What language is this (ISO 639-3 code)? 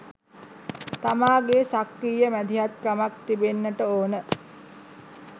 sin